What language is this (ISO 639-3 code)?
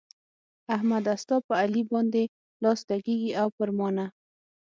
pus